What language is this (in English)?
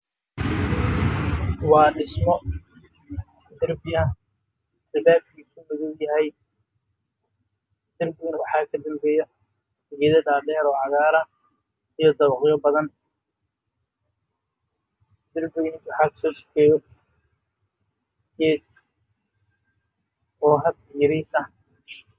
Somali